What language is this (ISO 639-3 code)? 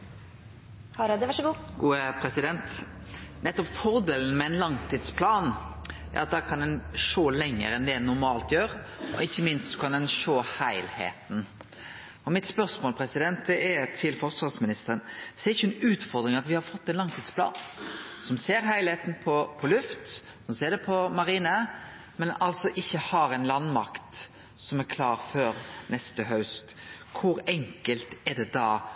nno